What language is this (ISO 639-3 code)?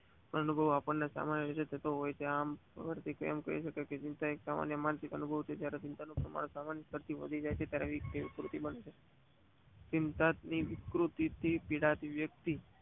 guj